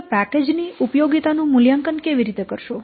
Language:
Gujarati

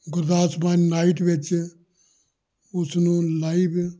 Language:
Punjabi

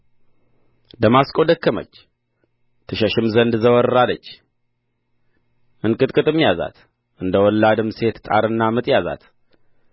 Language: Amharic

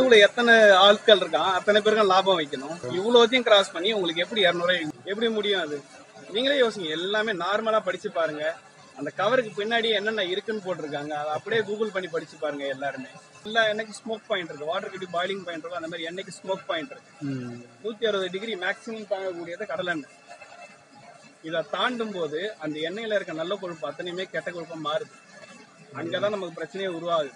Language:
Thai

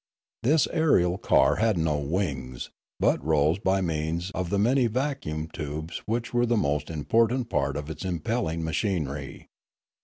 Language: English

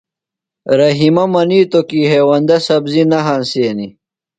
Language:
Phalura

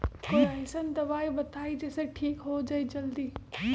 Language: Magahi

